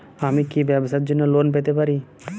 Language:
Bangla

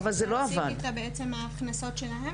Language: Hebrew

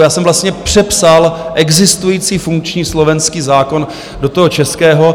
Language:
Czech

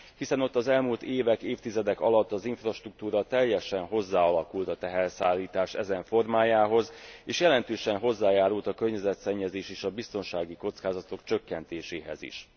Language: Hungarian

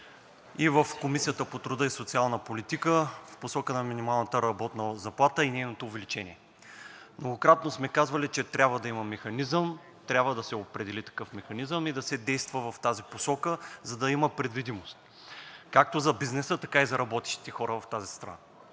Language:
Bulgarian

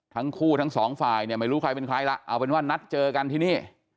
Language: Thai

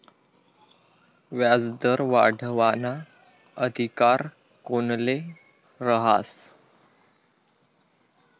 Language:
Marathi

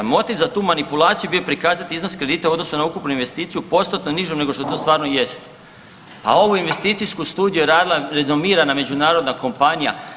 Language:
Croatian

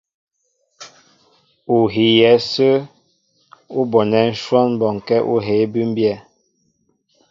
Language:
Mbo (Cameroon)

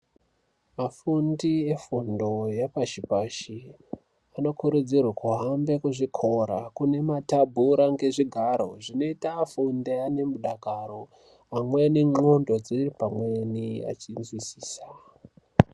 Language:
Ndau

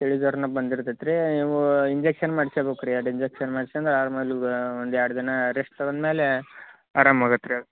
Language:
Kannada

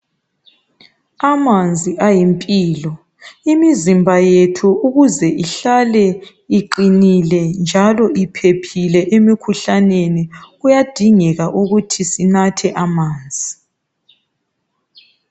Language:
North Ndebele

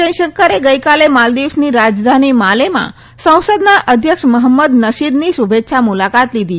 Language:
Gujarati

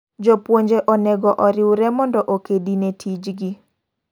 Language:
Luo (Kenya and Tanzania)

